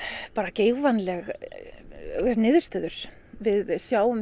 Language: Icelandic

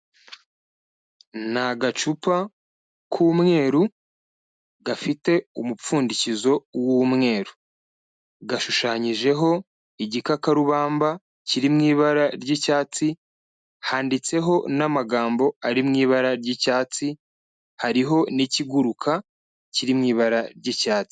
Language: Kinyarwanda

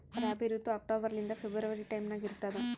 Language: Kannada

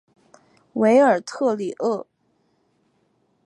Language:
Chinese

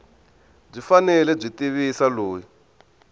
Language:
Tsonga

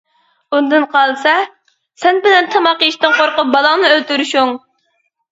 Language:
Uyghur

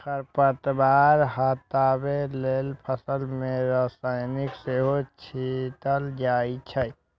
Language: Maithili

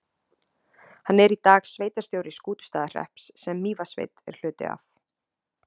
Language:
Icelandic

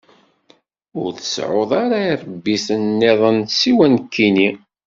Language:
Kabyle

